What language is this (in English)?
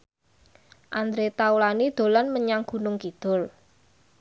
Javanese